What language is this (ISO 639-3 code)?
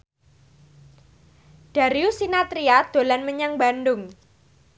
jav